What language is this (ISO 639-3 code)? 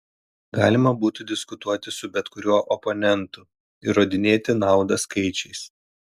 lit